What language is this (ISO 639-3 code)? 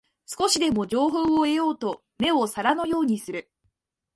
jpn